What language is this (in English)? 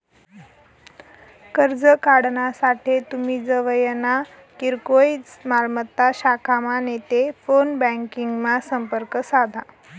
Marathi